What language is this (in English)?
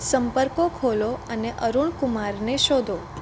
Gujarati